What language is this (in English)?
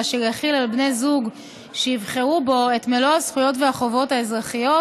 Hebrew